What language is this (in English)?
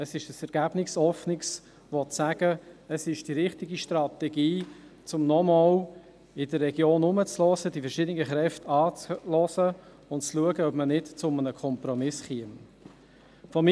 Swiss German